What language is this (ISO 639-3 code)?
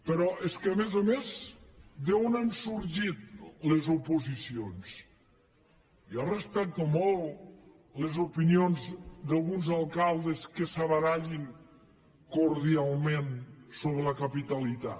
cat